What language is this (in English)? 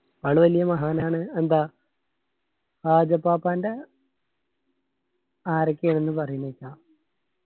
Malayalam